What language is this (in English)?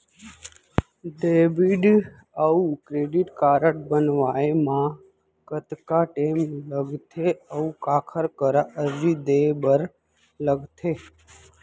Chhattisgarhi